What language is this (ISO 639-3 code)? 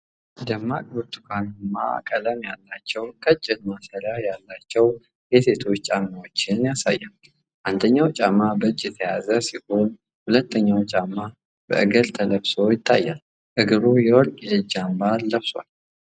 amh